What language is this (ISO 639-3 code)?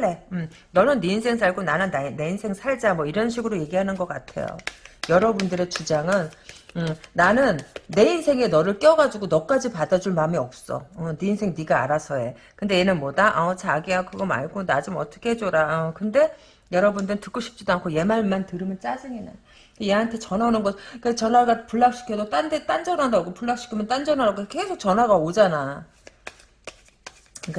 kor